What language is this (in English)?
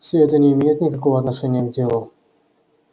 Russian